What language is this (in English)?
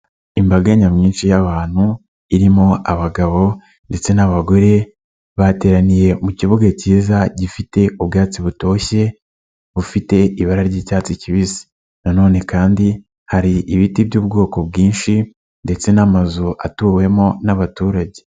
Kinyarwanda